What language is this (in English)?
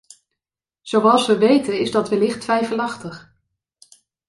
Dutch